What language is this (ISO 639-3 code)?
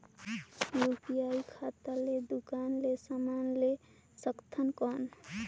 hne